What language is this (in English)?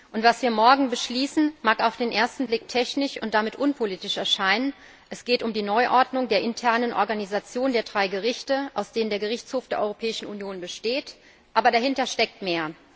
German